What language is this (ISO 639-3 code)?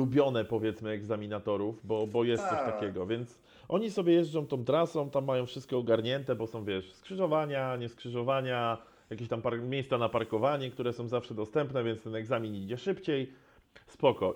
pol